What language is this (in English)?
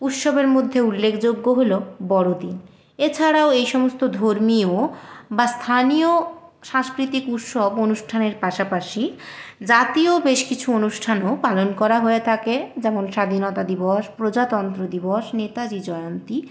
Bangla